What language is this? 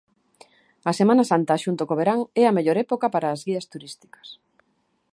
Galician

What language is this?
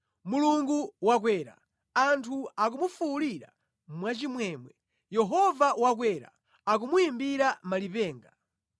Nyanja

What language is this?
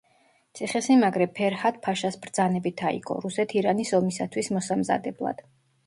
Georgian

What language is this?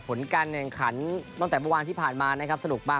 Thai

